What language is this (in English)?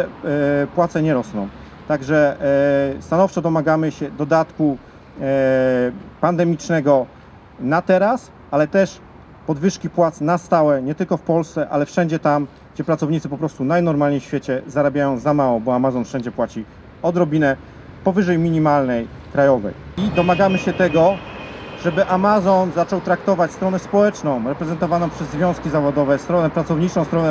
Polish